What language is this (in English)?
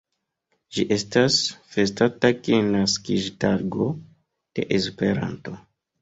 Esperanto